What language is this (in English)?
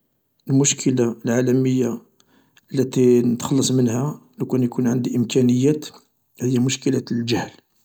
Algerian Arabic